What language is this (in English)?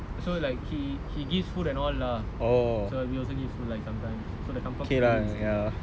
English